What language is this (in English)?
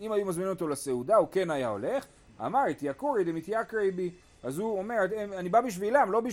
Hebrew